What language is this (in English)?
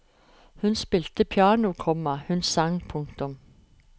Norwegian